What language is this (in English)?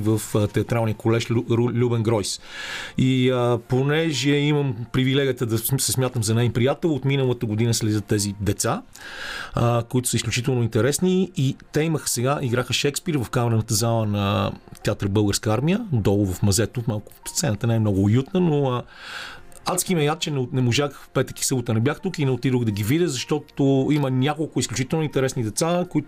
Bulgarian